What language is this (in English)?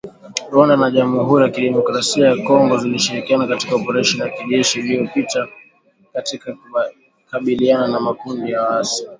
Swahili